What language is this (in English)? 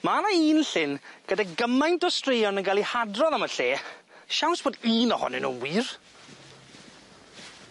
Welsh